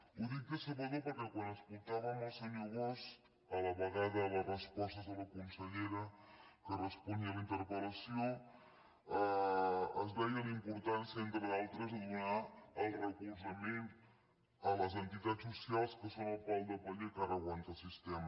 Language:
Catalan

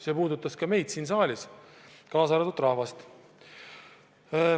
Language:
Estonian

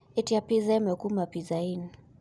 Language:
Kikuyu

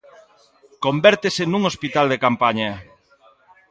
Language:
Galician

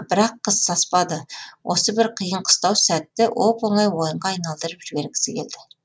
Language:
Kazakh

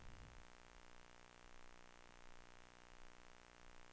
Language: Swedish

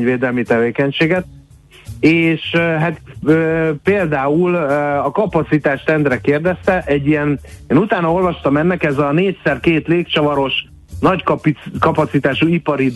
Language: Hungarian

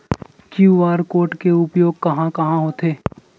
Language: Chhattisgarhi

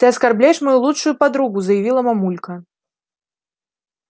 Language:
Russian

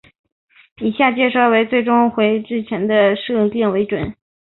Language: Chinese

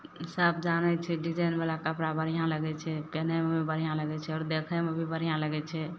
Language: Maithili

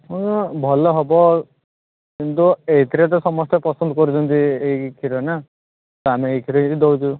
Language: Odia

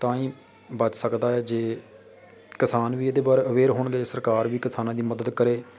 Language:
Punjabi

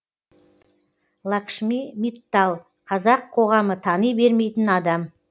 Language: Kazakh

